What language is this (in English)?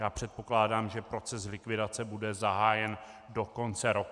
Czech